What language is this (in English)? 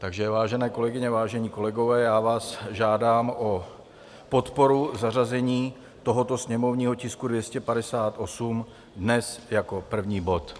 Czech